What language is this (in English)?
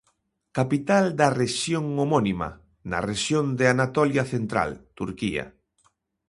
Galician